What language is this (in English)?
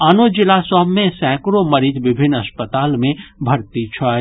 Maithili